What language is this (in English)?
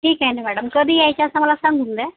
Marathi